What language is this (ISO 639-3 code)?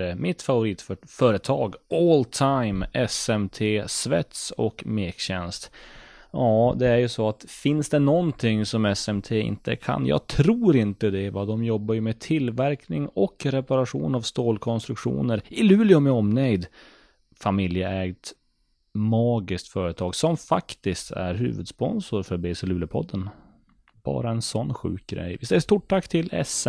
swe